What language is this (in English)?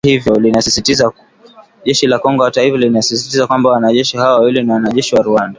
Swahili